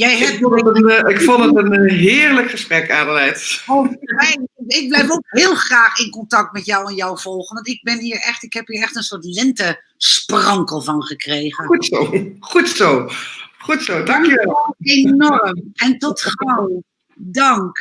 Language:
Dutch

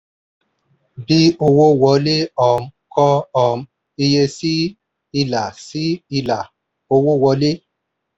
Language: Yoruba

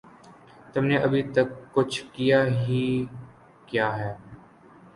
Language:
Urdu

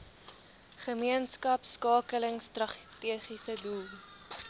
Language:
Afrikaans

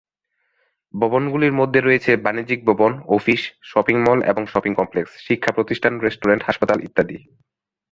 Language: Bangla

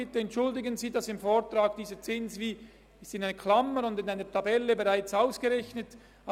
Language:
Swiss German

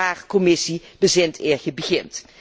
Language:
Dutch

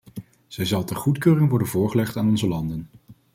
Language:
Dutch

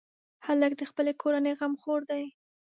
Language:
Pashto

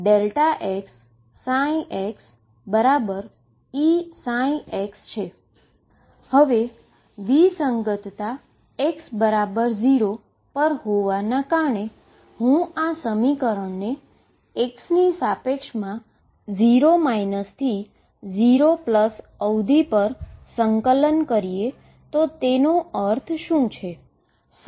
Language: Gujarati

